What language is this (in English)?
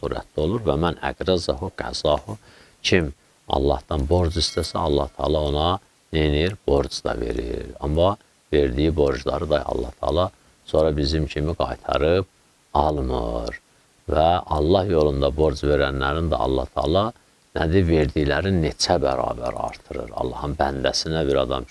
Turkish